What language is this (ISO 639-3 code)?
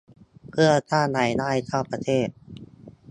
tha